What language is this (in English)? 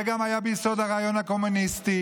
Hebrew